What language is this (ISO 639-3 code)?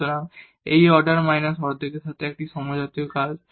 ben